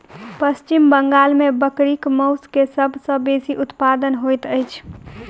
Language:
Maithili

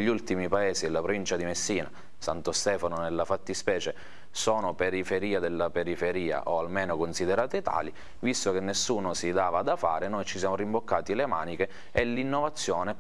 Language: Italian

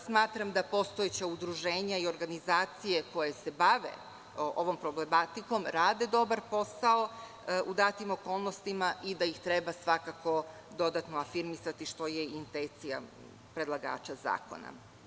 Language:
Serbian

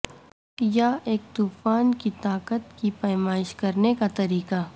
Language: Urdu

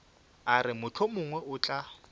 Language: Northern Sotho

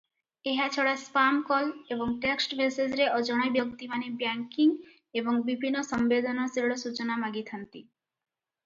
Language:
Odia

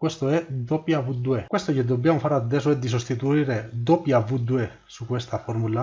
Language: Italian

